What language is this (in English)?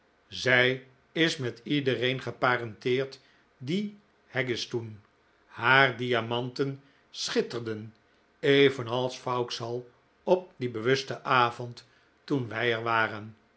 Dutch